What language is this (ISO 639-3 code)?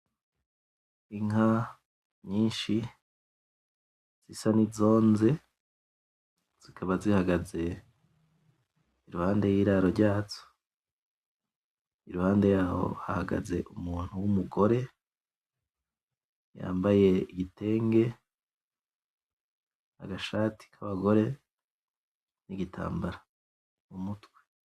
run